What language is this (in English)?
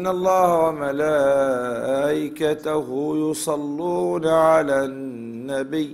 Arabic